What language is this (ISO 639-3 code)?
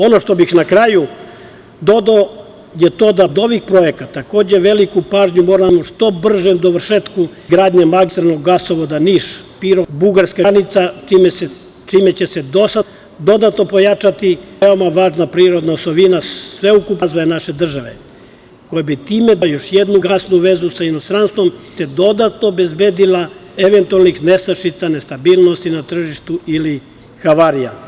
srp